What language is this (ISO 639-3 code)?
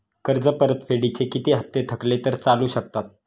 mar